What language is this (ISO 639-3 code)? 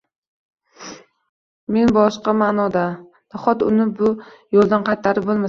uzb